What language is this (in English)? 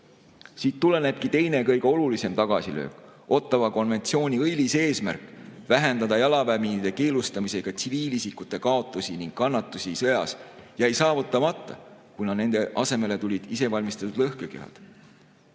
Estonian